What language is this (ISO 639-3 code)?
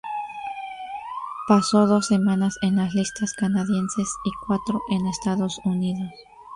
spa